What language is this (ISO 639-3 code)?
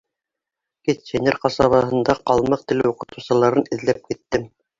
bak